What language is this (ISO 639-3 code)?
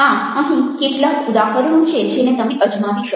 guj